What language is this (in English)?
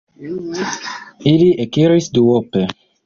Esperanto